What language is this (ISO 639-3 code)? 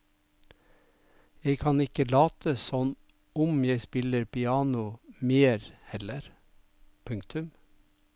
nor